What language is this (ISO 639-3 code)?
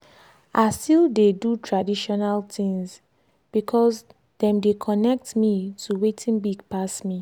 pcm